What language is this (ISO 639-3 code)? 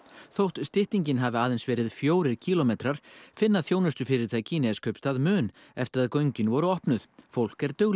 isl